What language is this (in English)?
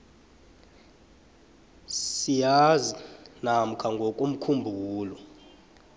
South Ndebele